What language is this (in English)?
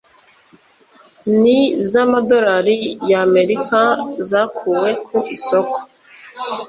Kinyarwanda